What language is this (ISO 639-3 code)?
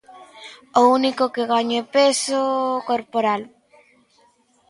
glg